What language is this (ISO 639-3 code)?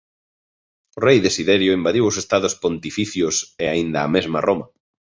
glg